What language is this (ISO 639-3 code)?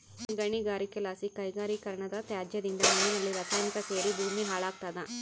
kan